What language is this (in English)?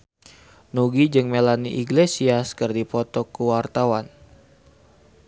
Sundanese